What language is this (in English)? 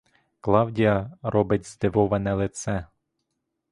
Ukrainian